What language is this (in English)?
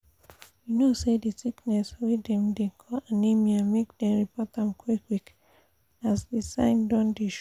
Nigerian Pidgin